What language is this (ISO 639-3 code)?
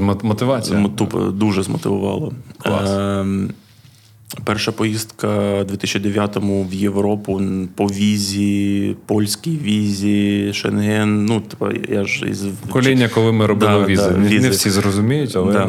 ukr